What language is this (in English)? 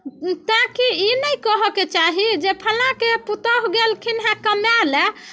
Maithili